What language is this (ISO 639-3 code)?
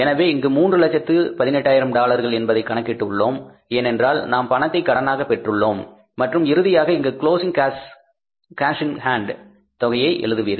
tam